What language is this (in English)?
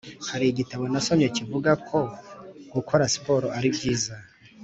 Kinyarwanda